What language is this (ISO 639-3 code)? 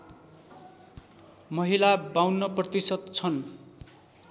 nep